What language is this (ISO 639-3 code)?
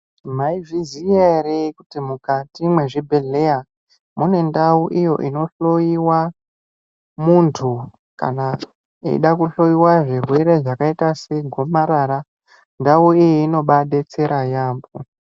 ndc